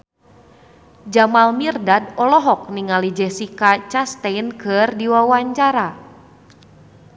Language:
Sundanese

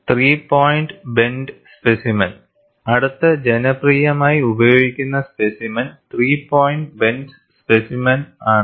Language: Malayalam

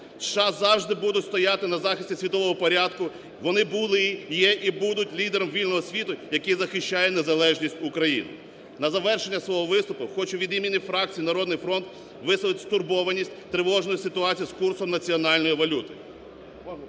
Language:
Ukrainian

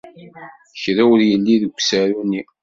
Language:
Kabyle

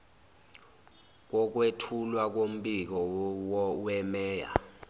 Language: Zulu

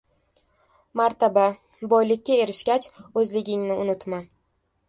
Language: Uzbek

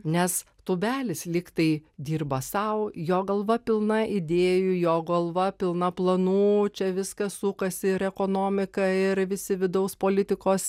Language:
Lithuanian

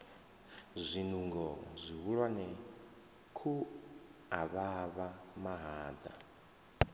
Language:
Venda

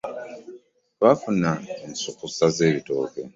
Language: Ganda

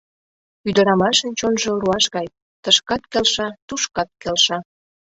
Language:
Mari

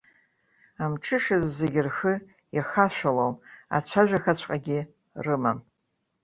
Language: Abkhazian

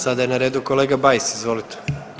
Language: Croatian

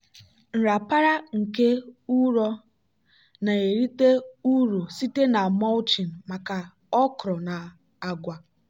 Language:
Igbo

